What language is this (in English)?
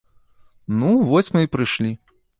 Belarusian